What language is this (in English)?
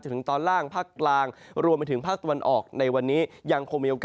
Thai